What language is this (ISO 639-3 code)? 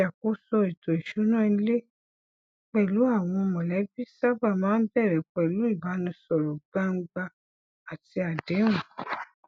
yor